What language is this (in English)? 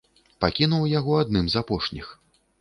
Belarusian